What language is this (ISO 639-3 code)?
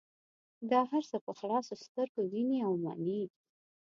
pus